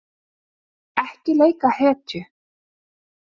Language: Icelandic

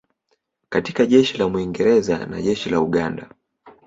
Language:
Swahili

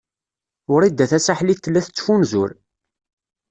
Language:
Kabyle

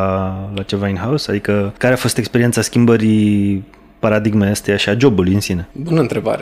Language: Romanian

